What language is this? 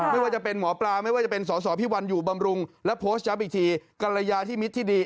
Thai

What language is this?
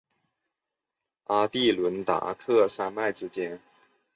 Chinese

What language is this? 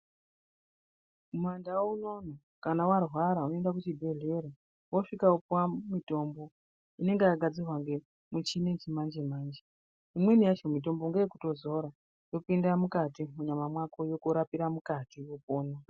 Ndau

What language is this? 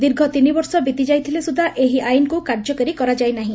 Odia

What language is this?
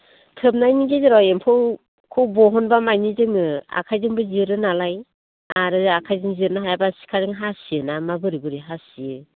Bodo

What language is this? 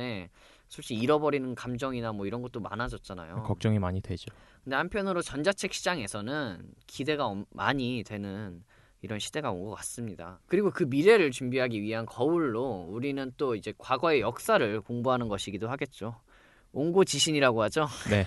Korean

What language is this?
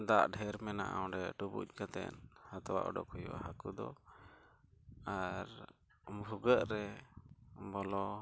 Santali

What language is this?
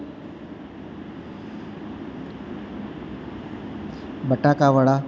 Gujarati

